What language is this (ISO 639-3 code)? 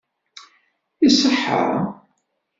kab